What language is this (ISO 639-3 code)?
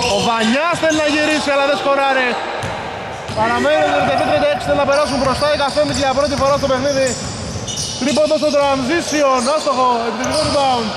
ell